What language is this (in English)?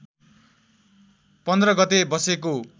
Nepali